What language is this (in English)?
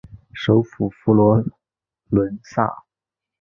Chinese